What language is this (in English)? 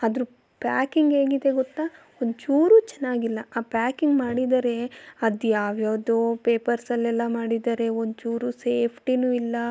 Kannada